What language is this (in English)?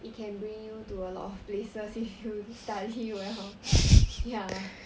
English